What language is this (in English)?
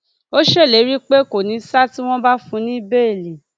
Yoruba